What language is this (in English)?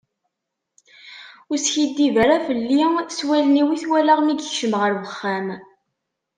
Kabyle